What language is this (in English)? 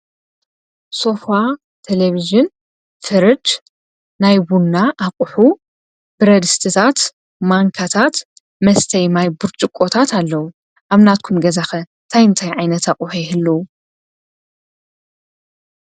Tigrinya